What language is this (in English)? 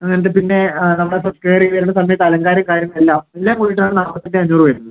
Malayalam